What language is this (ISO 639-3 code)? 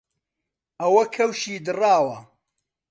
ckb